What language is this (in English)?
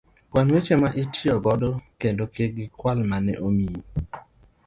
Luo (Kenya and Tanzania)